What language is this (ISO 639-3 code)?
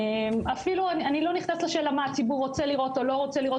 heb